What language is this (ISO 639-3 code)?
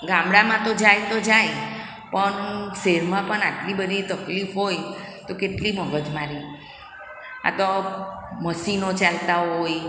guj